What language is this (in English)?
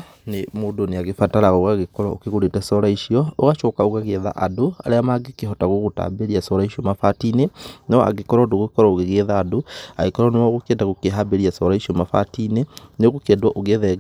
Kikuyu